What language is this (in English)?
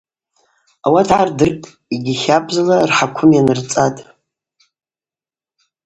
Abaza